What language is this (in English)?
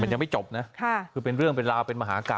Thai